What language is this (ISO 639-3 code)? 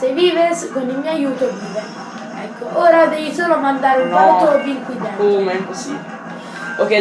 ita